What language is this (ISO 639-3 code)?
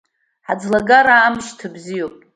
abk